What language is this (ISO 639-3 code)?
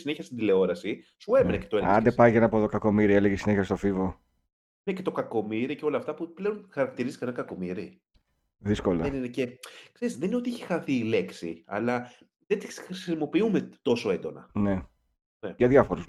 ell